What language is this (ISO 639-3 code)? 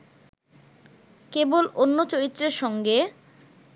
ben